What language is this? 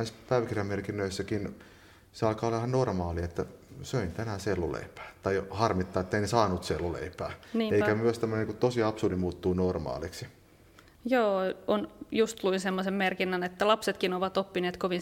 Finnish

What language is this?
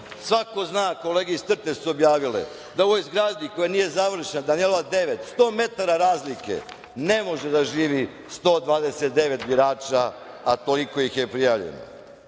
Serbian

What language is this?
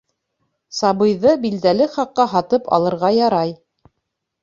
Bashkir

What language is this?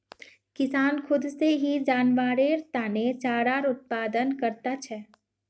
Magahi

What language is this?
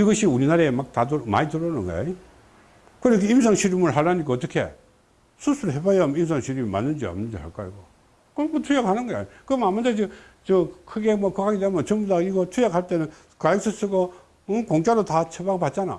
Korean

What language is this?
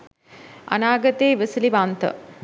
Sinhala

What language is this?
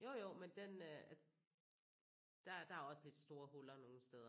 Danish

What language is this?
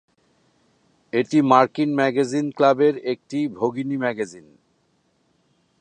Bangla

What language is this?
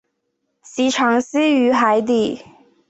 Chinese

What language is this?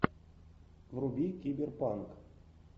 Russian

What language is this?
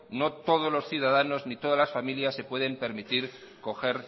Spanish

